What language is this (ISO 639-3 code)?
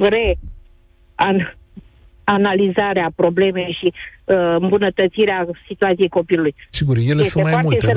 ron